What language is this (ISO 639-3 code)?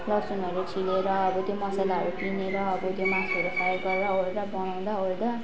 nep